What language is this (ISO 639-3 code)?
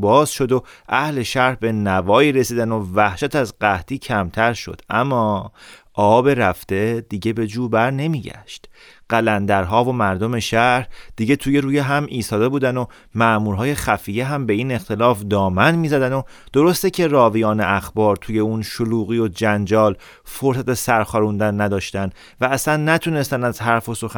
fas